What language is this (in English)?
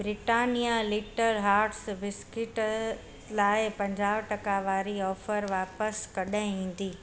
Sindhi